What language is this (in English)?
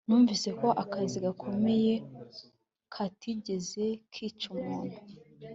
Kinyarwanda